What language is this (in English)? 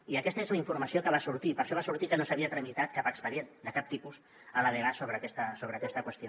Catalan